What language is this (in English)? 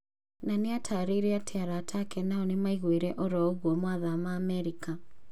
Kikuyu